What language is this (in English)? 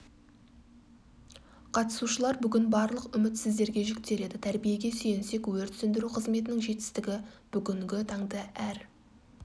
Kazakh